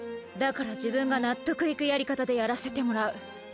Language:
Japanese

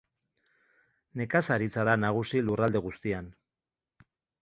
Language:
Basque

